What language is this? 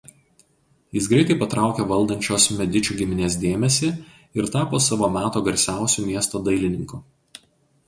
Lithuanian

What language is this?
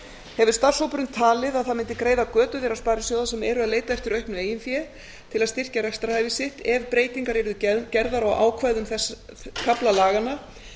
Icelandic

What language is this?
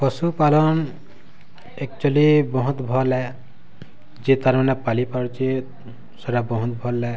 Odia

